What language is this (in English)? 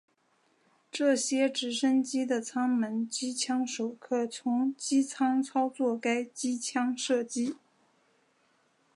Chinese